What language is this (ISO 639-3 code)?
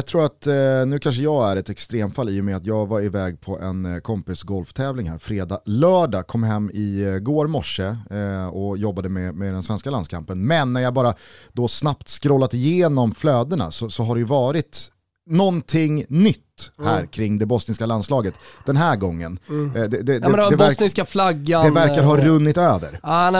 swe